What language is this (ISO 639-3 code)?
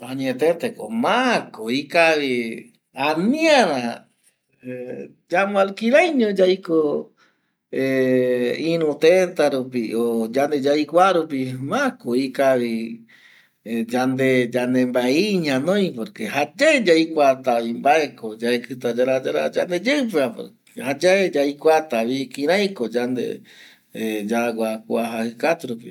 gui